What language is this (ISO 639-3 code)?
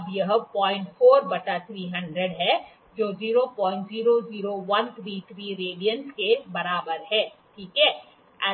hin